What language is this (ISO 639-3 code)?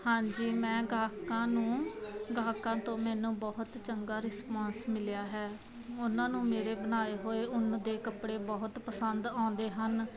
pan